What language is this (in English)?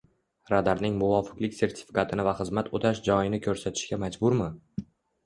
Uzbek